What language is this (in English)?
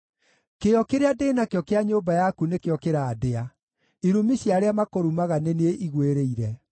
Kikuyu